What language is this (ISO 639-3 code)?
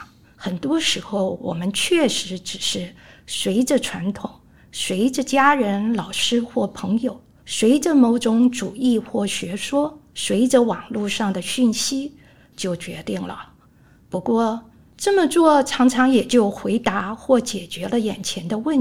zho